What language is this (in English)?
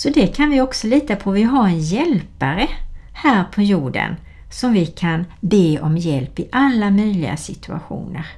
Swedish